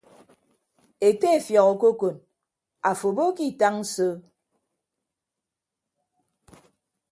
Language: Ibibio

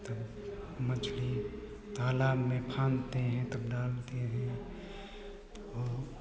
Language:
Hindi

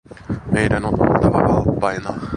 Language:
Finnish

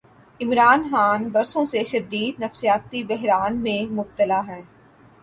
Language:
Urdu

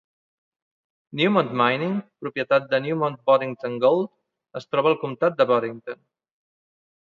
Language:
Catalan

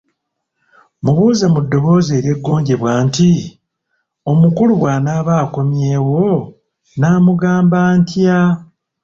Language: Ganda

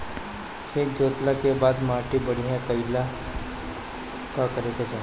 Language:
Bhojpuri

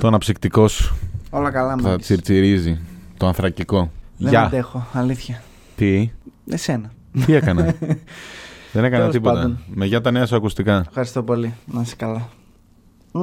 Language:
Greek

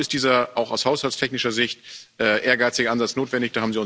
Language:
German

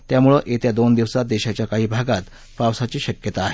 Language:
Marathi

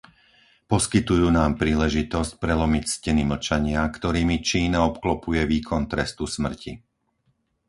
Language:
Slovak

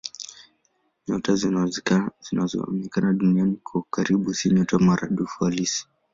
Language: Swahili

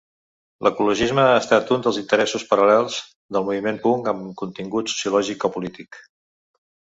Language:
Catalan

